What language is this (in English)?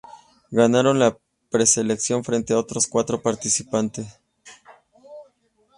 Spanish